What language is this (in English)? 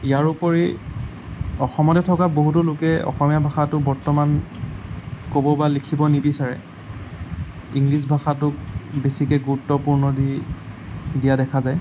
Assamese